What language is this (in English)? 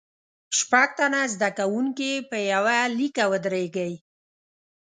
Pashto